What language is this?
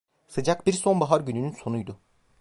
Turkish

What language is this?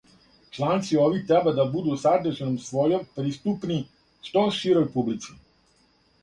Serbian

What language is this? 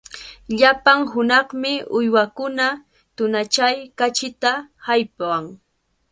Cajatambo North Lima Quechua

